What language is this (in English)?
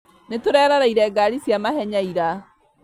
Kikuyu